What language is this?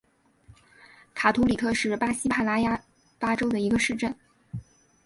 Chinese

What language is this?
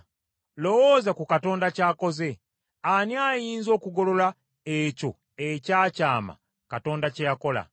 Ganda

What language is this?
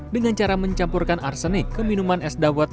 Indonesian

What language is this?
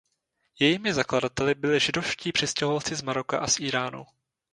Czech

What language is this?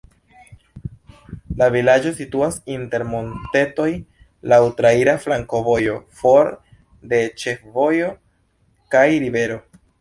Esperanto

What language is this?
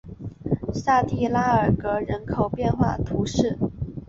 Chinese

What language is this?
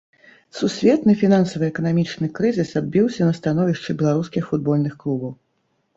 Belarusian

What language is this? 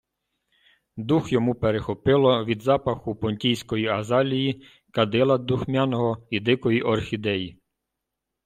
Ukrainian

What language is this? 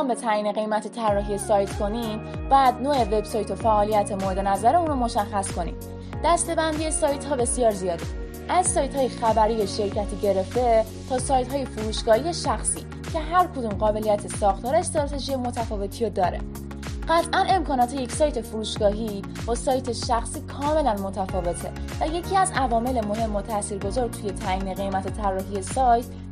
Persian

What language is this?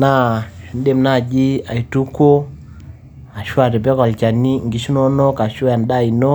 Masai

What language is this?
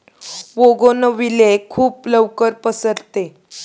Marathi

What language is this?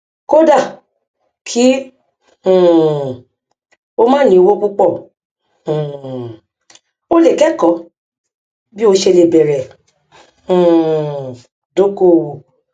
Yoruba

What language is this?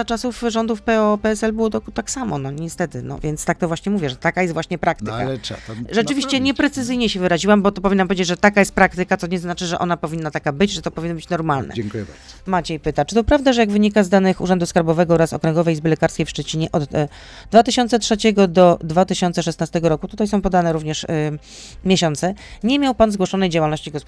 Polish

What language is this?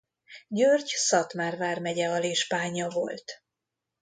Hungarian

